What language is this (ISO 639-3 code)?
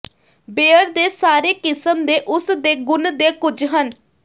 pan